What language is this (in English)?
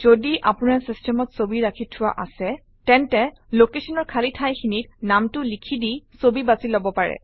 Assamese